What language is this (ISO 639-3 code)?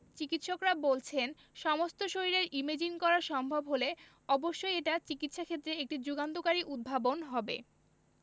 ben